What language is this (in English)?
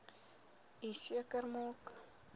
Afrikaans